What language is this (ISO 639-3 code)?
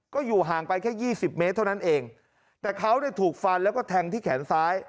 tha